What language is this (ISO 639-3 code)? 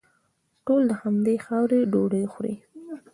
pus